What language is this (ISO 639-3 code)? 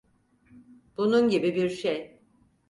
tur